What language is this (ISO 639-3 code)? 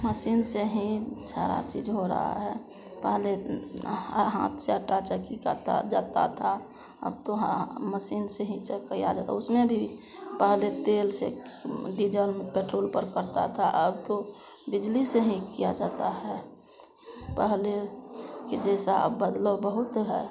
hin